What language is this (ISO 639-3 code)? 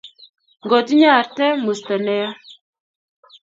kln